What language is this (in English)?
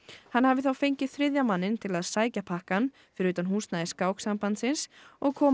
Icelandic